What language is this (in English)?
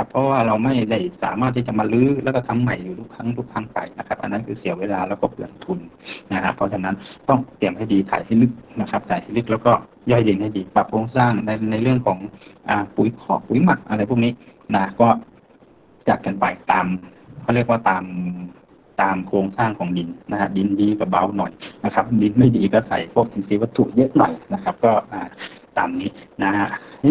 Thai